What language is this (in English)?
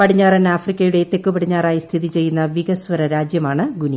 Malayalam